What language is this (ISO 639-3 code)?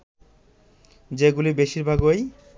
ben